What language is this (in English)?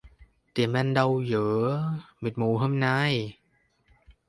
Vietnamese